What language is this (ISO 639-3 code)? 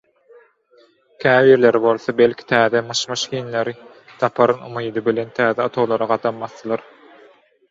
tuk